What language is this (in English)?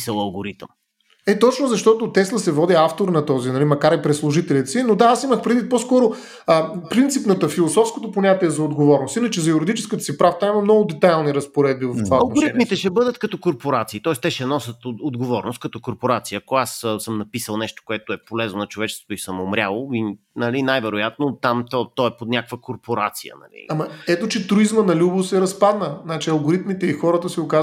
Bulgarian